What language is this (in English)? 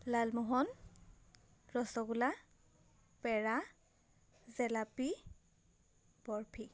Assamese